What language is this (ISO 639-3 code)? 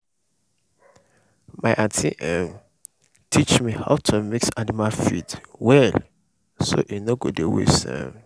pcm